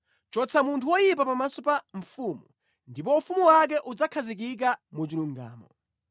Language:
Nyanja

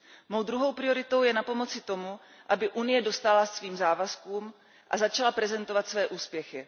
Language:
Czech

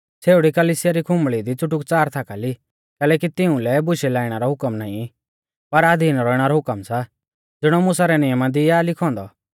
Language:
Mahasu Pahari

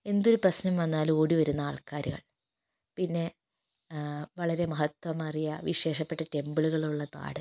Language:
Malayalam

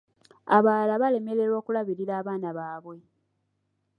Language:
Ganda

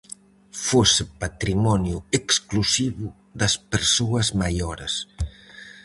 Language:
Galician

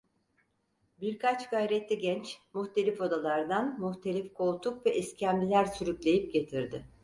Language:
Turkish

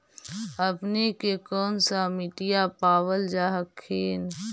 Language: Magahi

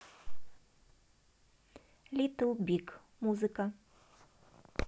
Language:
Russian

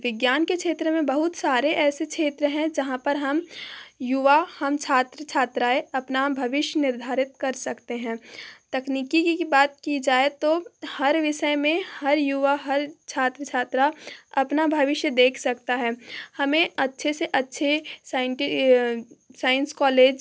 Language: Hindi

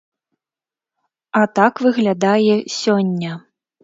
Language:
Belarusian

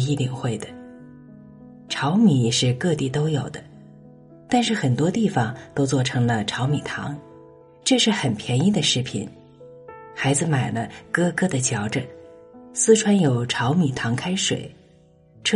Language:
Chinese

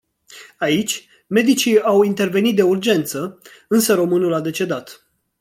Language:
Romanian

